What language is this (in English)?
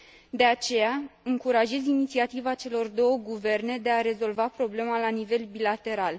Romanian